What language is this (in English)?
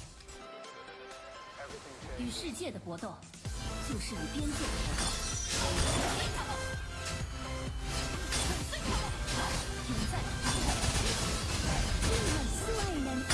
Korean